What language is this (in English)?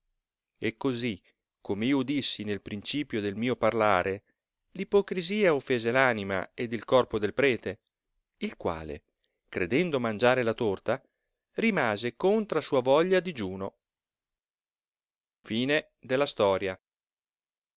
Italian